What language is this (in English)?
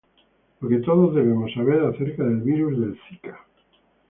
Spanish